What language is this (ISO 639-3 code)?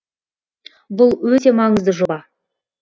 kaz